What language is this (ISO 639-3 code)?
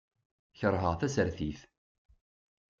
kab